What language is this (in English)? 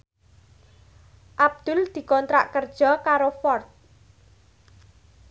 Javanese